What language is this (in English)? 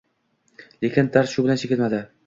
Uzbek